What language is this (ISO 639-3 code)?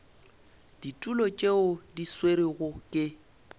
nso